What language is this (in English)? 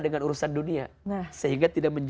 Indonesian